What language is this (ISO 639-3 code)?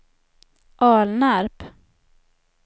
swe